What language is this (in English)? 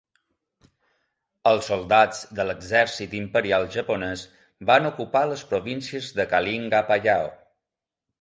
Catalan